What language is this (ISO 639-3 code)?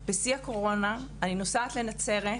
heb